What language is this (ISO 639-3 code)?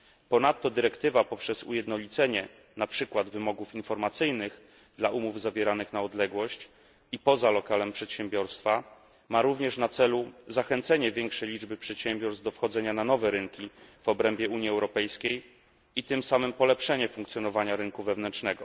pol